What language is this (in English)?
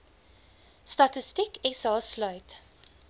Afrikaans